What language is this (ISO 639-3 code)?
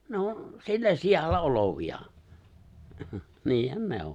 fin